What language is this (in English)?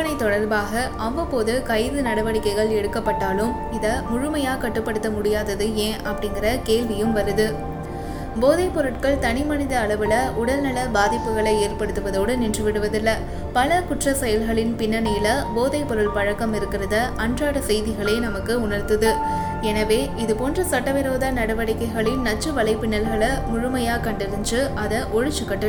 Tamil